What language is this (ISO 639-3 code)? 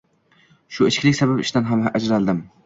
uzb